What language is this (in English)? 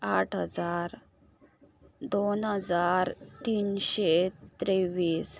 Konkani